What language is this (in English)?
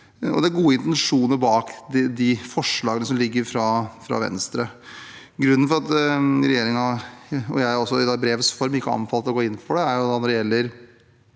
Norwegian